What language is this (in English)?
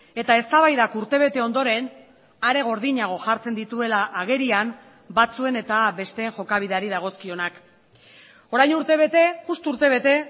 Basque